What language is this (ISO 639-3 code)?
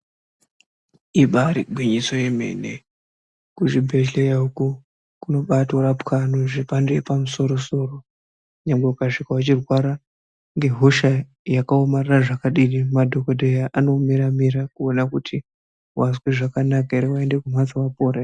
ndc